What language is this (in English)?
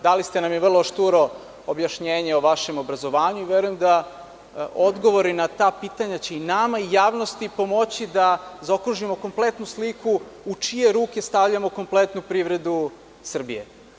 Serbian